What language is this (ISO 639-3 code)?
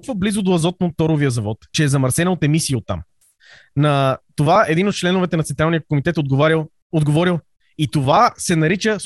bul